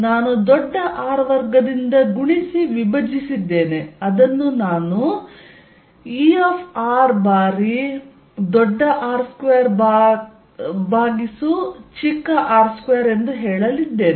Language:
Kannada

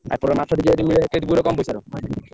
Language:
Odia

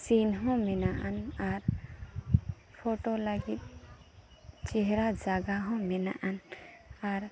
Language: Santali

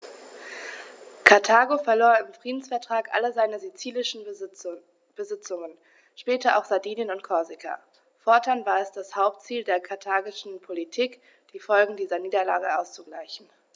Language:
German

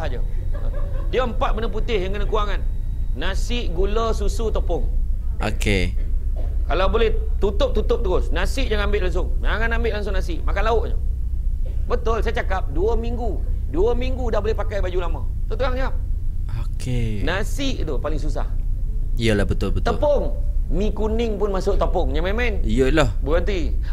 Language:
Malay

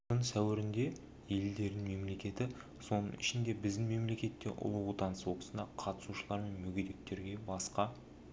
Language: Kazakh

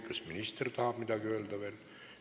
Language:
Estonian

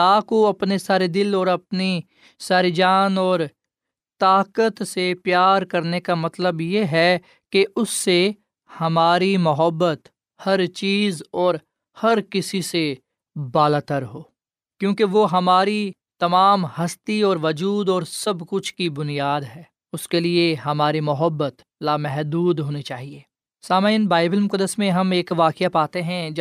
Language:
Urdu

